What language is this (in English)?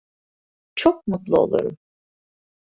Turkish